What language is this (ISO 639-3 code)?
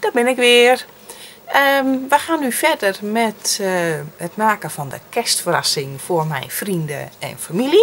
nld